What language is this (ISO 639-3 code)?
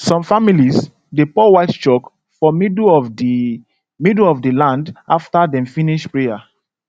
pcm